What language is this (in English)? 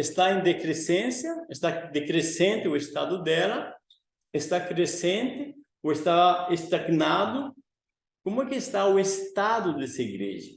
Portuguese